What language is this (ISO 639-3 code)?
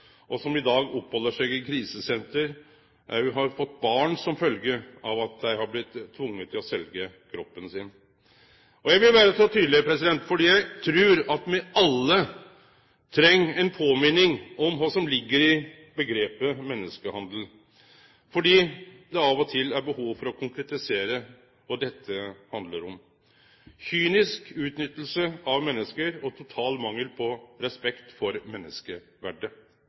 nno